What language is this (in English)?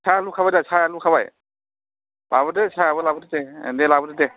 Bodo